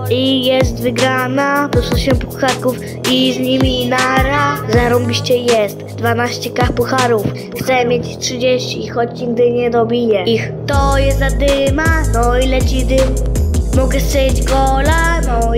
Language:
Polish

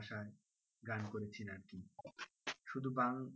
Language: Bangla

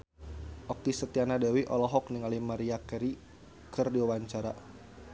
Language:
Sundanese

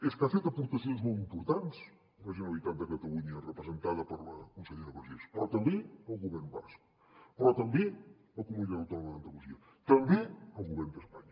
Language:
Catalan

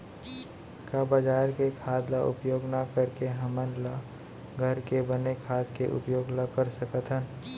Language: Chhattisgarhi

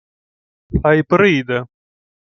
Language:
Ukrainian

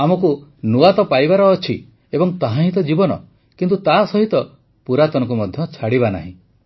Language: Odia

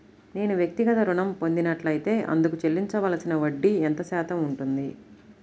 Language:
Telugu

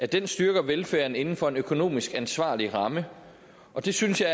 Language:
Danish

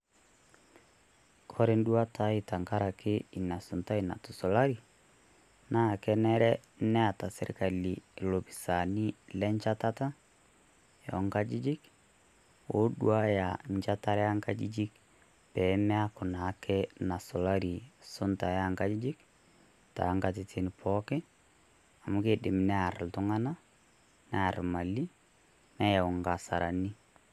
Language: Masai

